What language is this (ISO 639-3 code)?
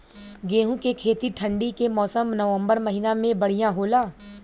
bho